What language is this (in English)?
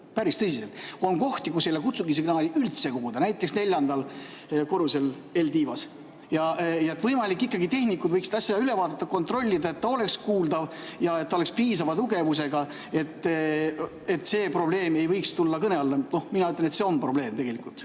Estonian